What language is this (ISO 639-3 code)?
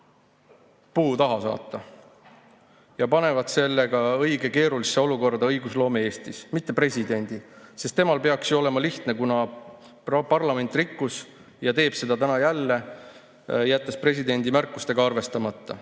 est